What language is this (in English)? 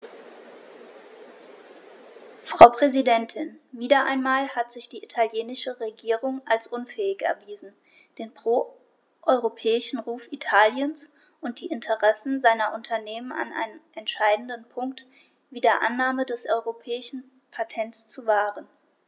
German